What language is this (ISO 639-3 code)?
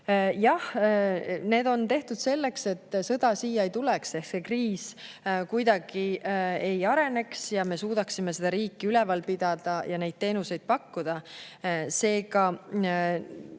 est